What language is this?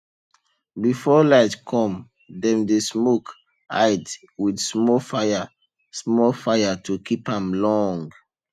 Nigerian Pidgin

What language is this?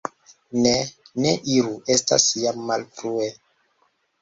Esperanto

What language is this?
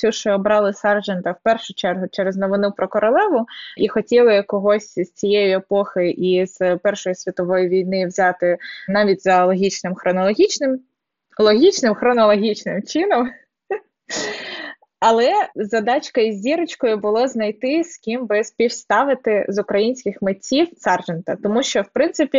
Ukrainian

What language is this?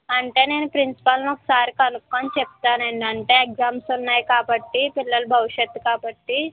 Telugu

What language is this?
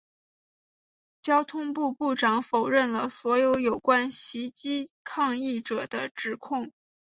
Chinese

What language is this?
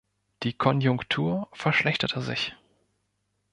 German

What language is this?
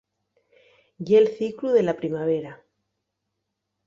Asturian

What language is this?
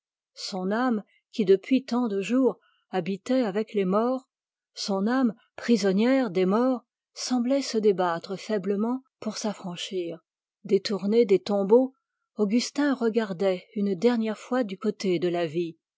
French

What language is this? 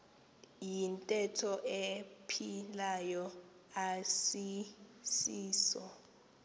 Xhosa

